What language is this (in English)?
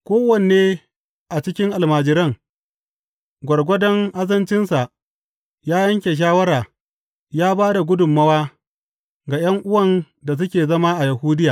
Hausa